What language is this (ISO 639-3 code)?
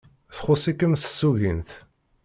kab